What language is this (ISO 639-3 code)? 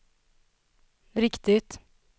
swe